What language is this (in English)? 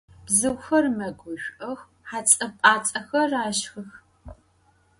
Adyghe